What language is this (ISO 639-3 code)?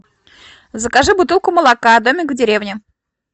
rus